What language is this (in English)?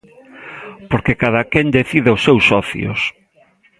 Galician